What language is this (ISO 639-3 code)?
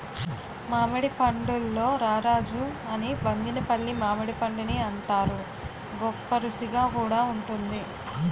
tel